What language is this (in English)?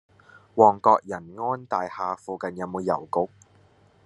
Cantonese